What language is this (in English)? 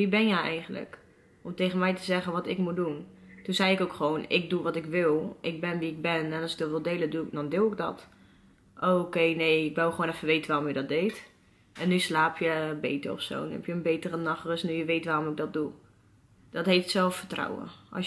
Dutch